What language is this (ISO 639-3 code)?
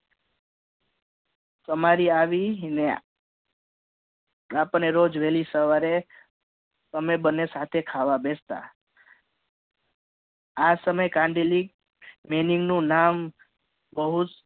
guj